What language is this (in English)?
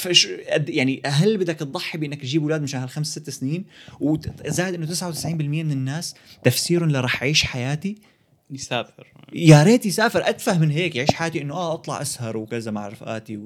Arabic